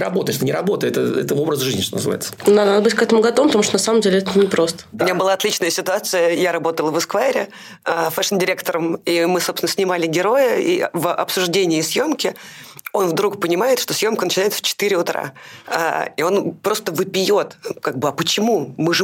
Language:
Russian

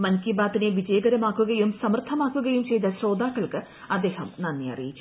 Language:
Malayalam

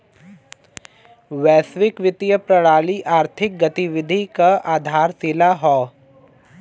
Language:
Bhojpuri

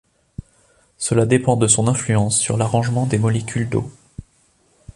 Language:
French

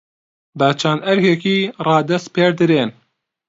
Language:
Central Kurdish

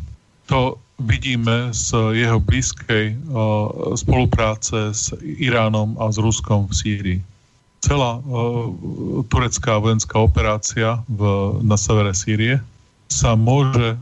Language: Slovak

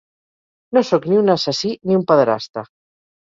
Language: Catalan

